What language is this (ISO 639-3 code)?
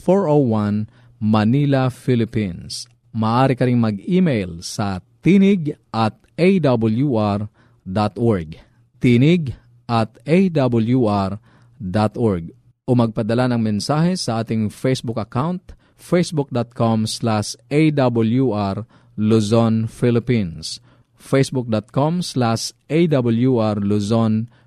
fil